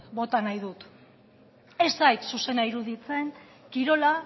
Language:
Basque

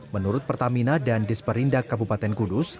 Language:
Indonesian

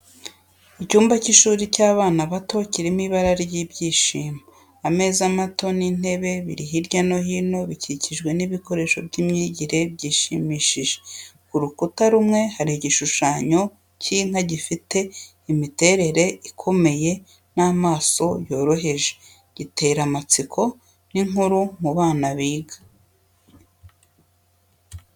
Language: Kinyarwanda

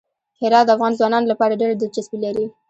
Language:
Pashto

